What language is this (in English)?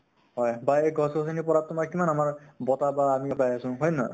Assamese